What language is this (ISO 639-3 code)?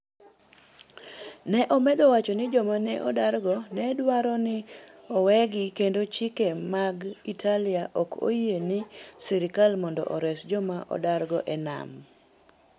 luo